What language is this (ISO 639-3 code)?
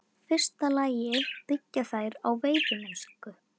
isl